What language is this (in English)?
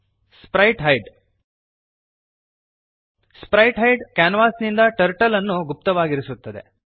Kannada